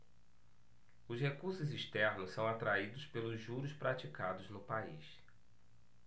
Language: Portuguese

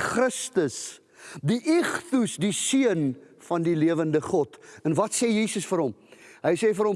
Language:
Dutch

